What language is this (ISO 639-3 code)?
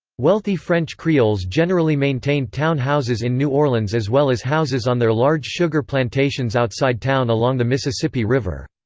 eng